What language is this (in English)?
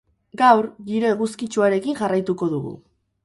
Basque